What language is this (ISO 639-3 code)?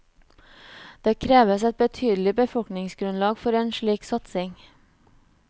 nor